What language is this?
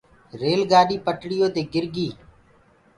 Gurgula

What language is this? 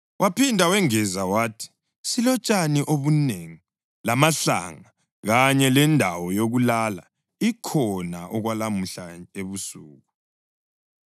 North Ndebele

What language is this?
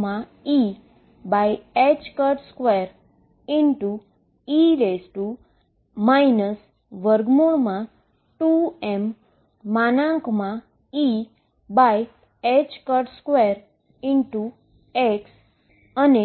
Gujarati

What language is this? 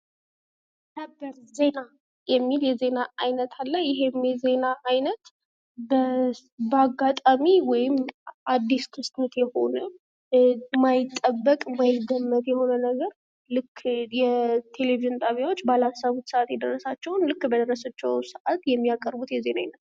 Amharic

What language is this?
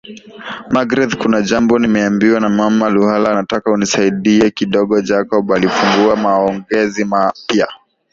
Swahili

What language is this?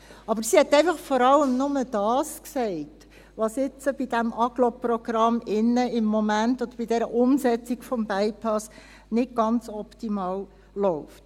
Swiss German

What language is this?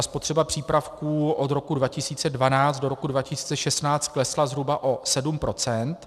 Czech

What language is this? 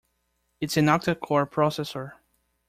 English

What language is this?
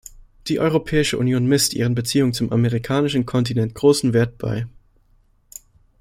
German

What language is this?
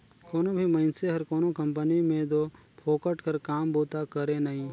Chhattisgarhi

